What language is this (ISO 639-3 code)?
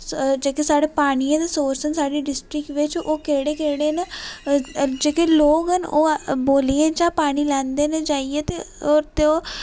doi